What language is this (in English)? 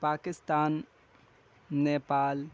Urdu